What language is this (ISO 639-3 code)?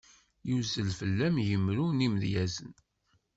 kab